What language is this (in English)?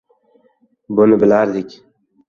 Uzbek